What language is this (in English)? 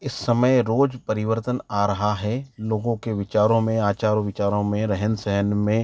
Hindi